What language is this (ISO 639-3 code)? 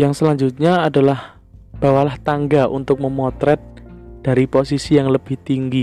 ind